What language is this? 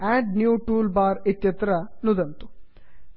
Sanskrit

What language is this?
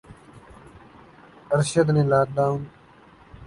Urdu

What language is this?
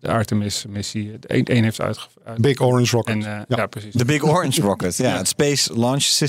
Dutch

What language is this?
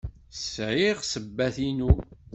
Kabyle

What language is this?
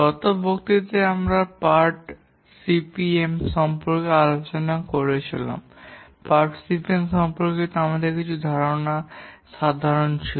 Bangla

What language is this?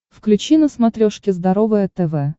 Russian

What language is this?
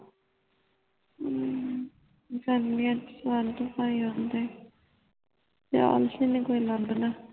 Punjabi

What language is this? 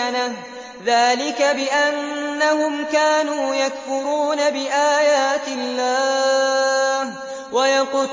Arabic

